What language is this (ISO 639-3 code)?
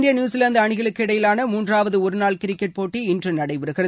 tam